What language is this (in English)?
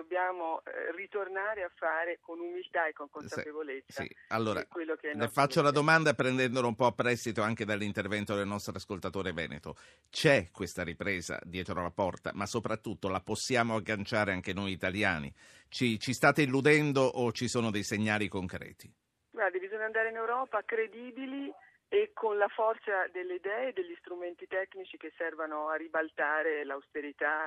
Italian